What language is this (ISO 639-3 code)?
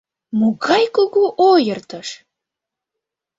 chm